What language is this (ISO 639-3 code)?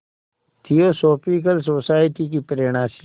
hin